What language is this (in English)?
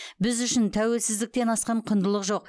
Kazakh